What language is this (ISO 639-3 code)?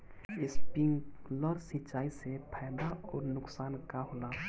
bho